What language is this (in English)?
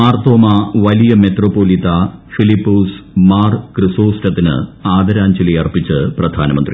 Malayalam